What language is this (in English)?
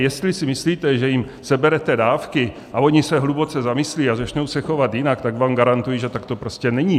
Czech